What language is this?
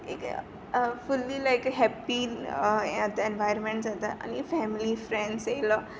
Konkani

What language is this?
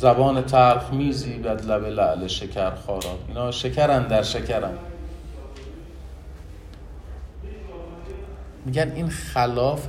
Persian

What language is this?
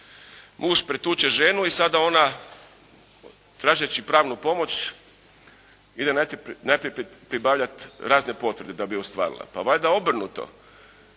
Croatian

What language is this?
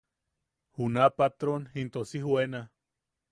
Yaqui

